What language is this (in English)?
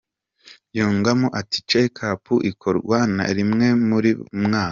Kinyarwanda